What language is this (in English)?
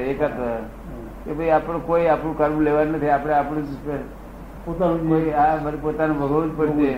Gujarati